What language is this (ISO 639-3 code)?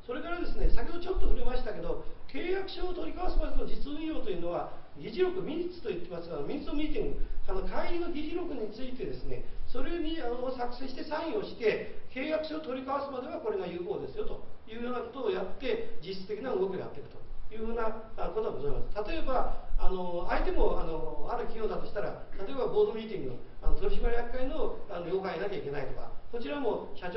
jpn